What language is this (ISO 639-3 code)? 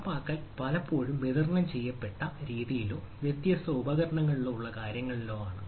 mal